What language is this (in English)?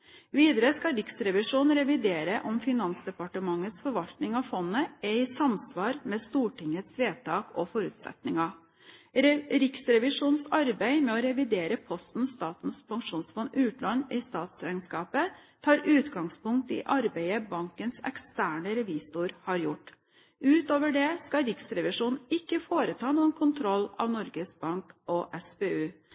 Norwegian Bokmål